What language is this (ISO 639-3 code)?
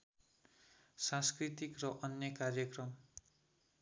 nep